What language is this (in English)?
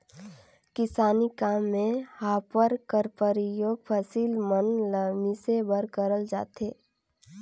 Chhattisgarhi